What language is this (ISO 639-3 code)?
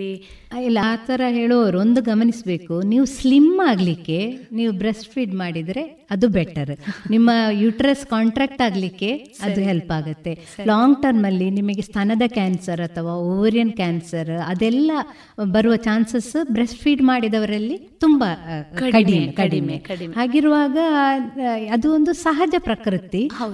kan